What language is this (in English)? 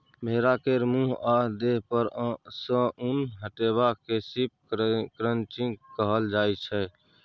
Maithili